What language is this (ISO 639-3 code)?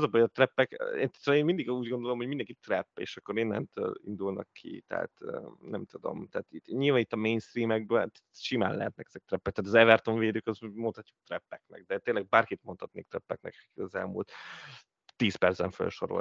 hun